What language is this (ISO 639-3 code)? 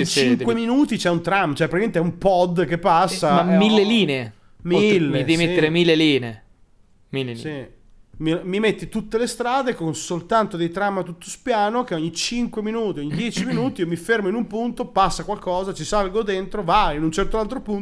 ita